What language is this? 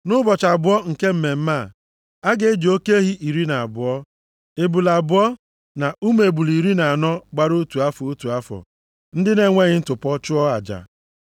Igbo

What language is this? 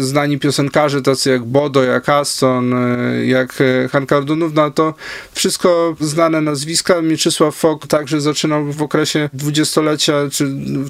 Polish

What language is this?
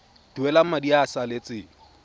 Tswana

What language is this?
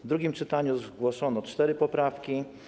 Polish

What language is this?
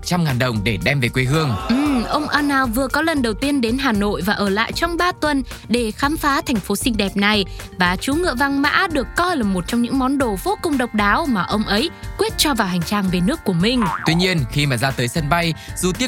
Vietnamese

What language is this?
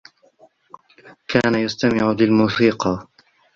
Arabic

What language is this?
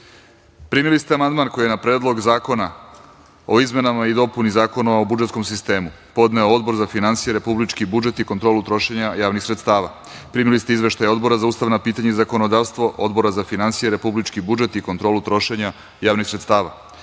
Serbian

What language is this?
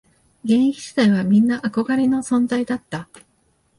Japanese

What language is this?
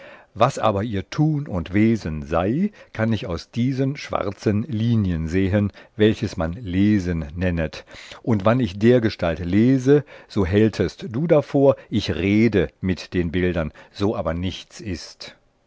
German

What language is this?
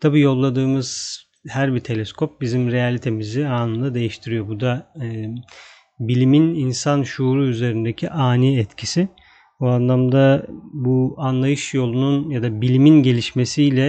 Turkish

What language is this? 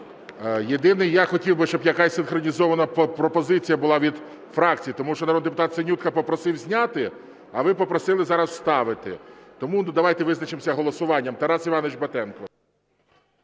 Ukrainian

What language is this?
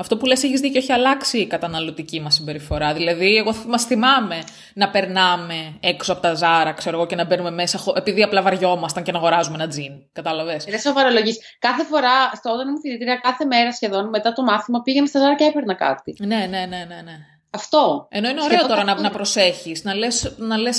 Greek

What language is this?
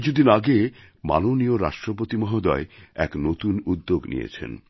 Bangla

